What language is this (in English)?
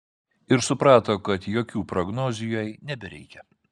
Lithuanian